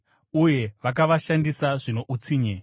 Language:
Shona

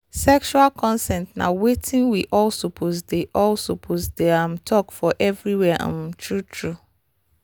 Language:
Nigerian Pidgin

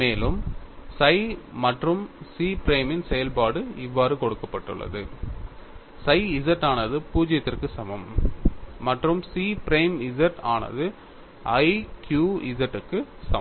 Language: Tamil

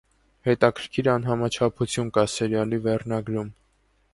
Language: Armenian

